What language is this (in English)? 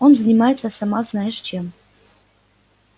Russian